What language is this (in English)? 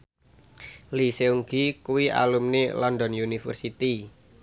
Javanese